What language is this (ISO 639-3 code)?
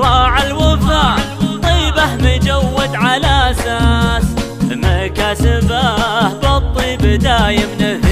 ara